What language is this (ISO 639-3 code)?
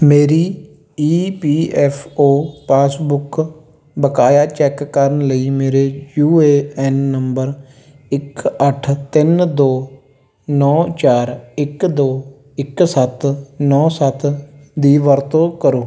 pan